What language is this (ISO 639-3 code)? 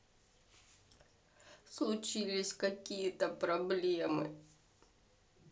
rus